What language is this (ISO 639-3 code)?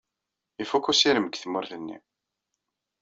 kab